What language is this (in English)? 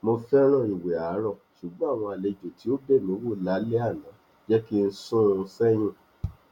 Yoruba